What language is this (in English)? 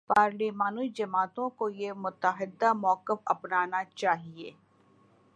Urdu